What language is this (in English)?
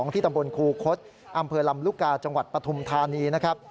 Thai